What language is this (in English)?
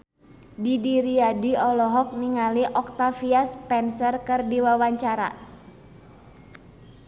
Sundanese